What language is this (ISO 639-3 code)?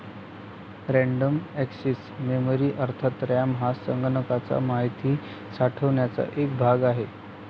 mar